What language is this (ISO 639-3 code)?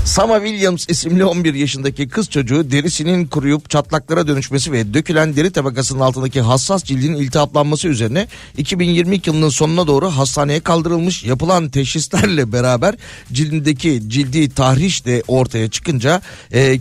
tur